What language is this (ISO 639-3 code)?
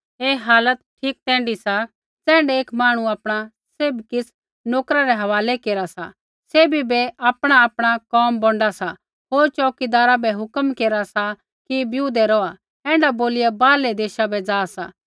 kfx